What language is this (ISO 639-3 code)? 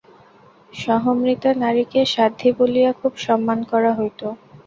ben